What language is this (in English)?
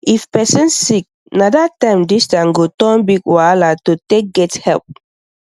Nigerian Pidgin